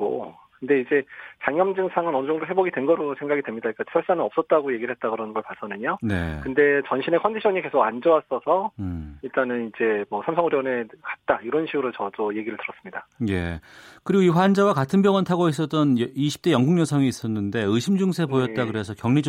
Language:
Korean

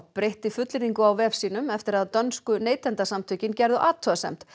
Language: Icelandic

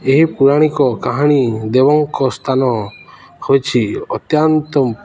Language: Odia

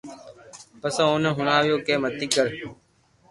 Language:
Loarki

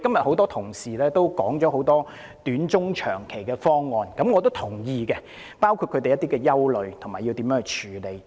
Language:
Cantonese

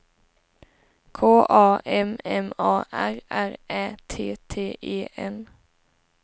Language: Swedish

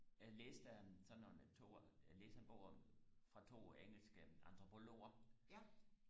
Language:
Danish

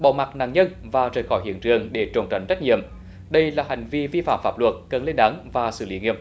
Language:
Vietnamese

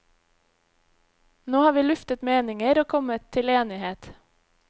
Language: Norwegian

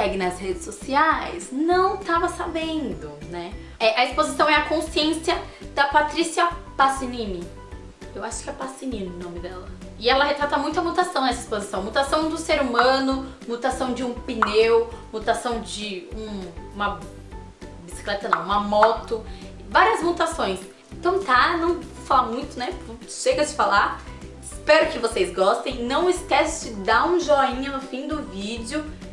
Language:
Portuguese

